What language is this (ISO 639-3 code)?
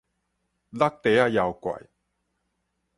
nan